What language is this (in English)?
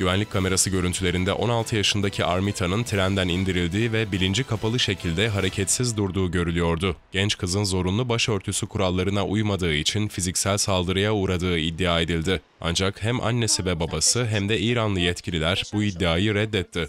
Turkish